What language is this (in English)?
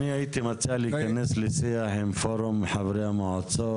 Hebrew